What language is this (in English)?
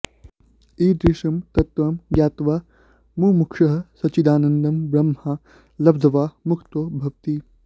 Sanskrit